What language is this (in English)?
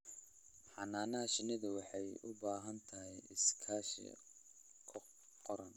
Somali